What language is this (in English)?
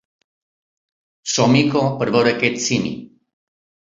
Catalan